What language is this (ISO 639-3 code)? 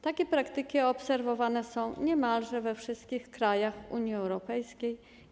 pol